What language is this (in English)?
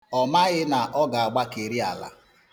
Igbo